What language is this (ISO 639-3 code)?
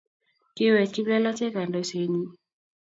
kln